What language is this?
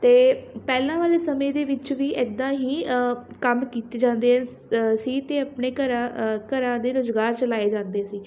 Punjabi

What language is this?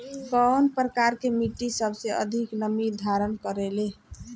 Bhojpuri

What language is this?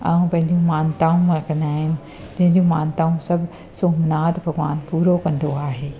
Sindhi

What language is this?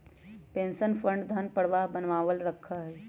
Magahi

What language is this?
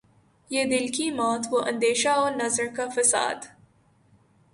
Urdu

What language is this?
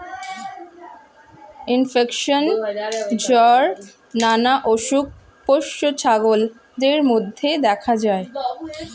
Bangla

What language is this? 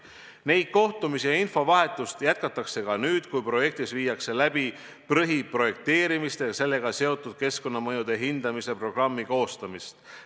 Estonian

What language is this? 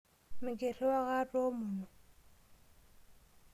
Masai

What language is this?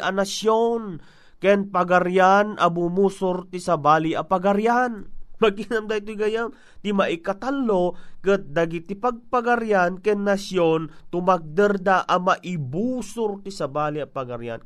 Filipino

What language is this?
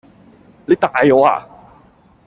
Cantonese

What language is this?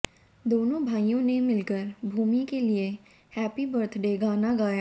Hindi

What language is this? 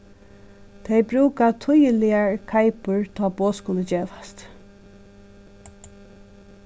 Faroese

